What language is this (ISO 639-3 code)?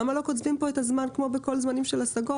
heb